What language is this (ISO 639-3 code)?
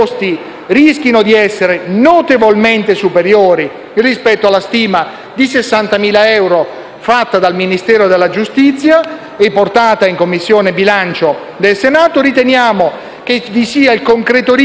ita